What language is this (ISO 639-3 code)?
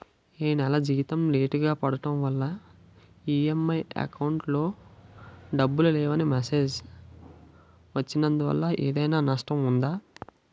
tel